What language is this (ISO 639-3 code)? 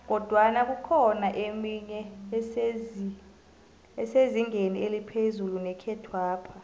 nbl